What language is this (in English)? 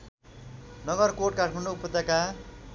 Nepali